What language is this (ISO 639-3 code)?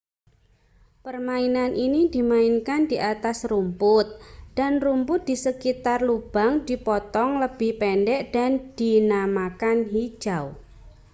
ind